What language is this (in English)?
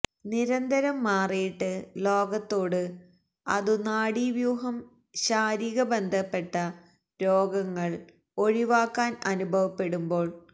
Malayalam